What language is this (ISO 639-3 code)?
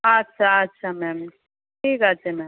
ben